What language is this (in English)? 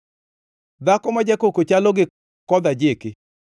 Luo (Kenya and Tanzania)